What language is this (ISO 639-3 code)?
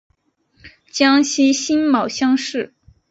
zho